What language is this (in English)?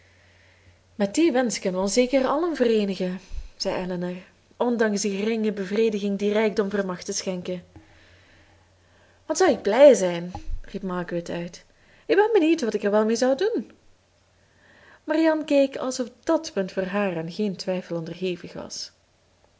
Dutch